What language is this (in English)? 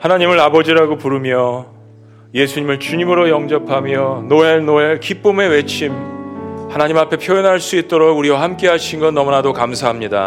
Korean